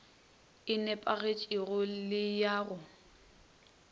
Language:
Northern Sotho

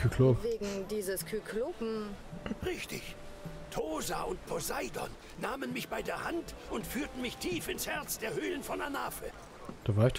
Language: German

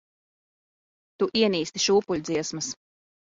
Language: Latvian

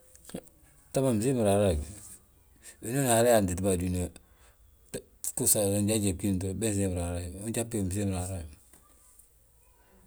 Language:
Balanta-Ganja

